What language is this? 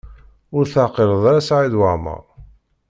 Kabyle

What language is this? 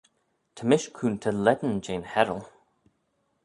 Manx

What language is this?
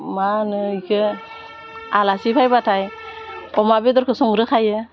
Bodo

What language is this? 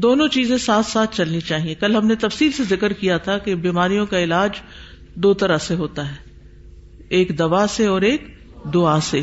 Urdu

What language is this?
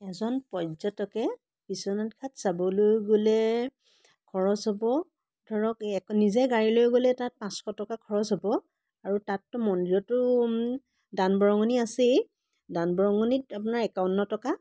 Assamese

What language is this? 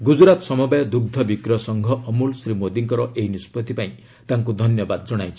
Odia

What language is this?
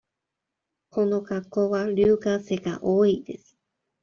Japanese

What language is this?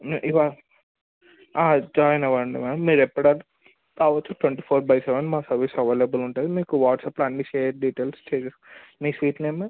Telugu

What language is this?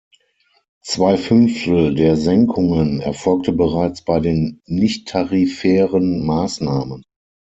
German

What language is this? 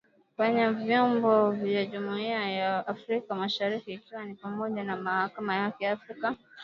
Swahili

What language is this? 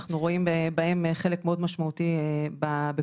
Hebrew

